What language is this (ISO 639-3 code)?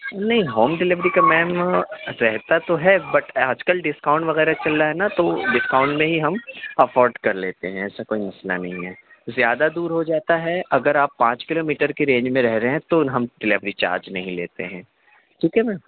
urd